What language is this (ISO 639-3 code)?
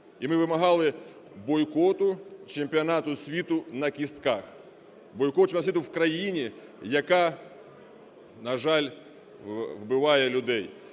ukr